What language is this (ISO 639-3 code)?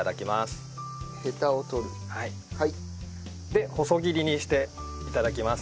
jpn